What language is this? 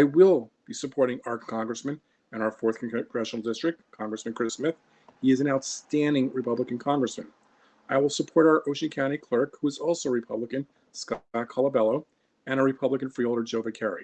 English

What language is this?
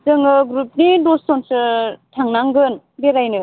Bodo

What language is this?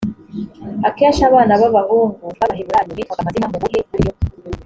Kinyarwanda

